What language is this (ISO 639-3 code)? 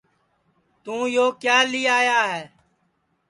ssi